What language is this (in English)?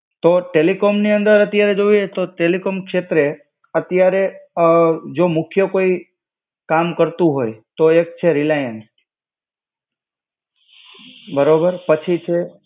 Gujarati